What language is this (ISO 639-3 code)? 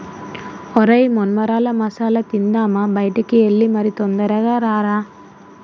tel